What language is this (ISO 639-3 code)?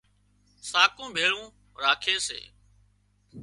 kxp